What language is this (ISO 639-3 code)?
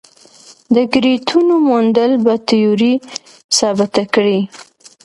pus